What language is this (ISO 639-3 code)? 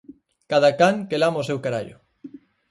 glg